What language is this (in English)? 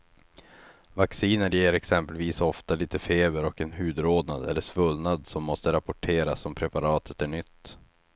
Swedish